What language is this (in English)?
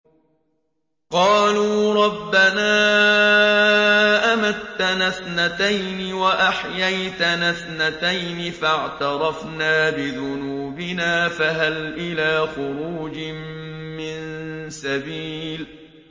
Arabic